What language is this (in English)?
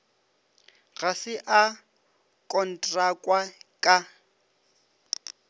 Northern Sotho